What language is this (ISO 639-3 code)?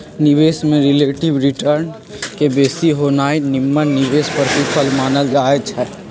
mag